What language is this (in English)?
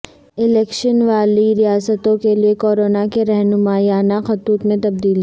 Urdu